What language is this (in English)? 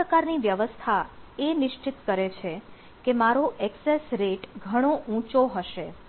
Gujarati